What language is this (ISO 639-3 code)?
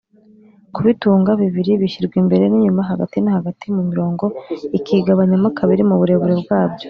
kin